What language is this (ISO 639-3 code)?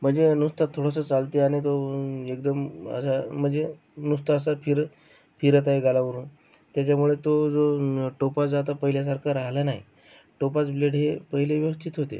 mar